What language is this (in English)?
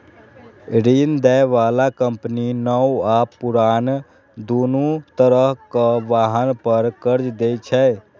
Maithili